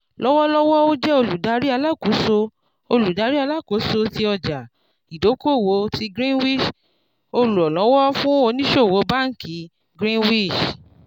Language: Yoruba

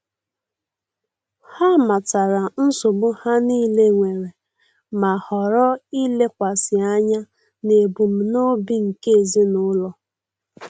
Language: Igbo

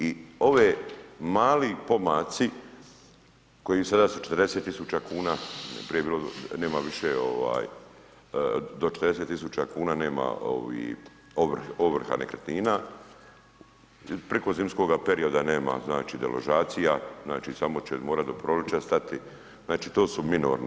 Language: Croatian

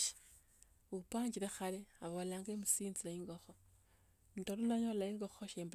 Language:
Tsotso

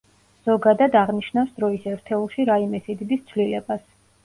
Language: Georgian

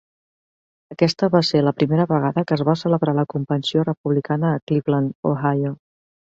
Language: Catalan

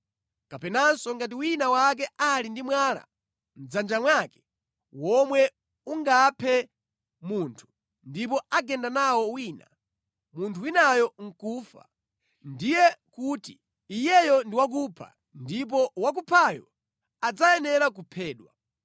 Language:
Nyanja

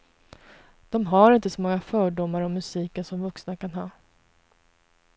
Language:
Swedish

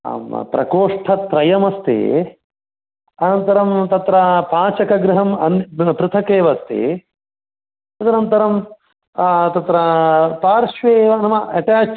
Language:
Sanskrit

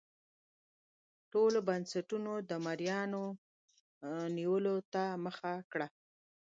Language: Pashto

